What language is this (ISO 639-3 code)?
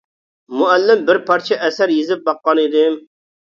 uig